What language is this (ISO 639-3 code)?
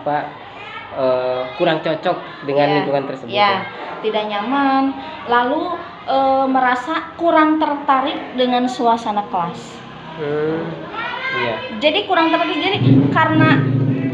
ind